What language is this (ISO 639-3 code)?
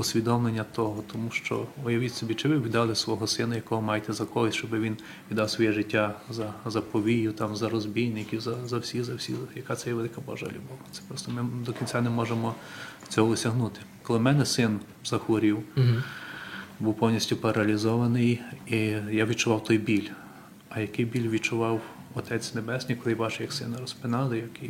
ukr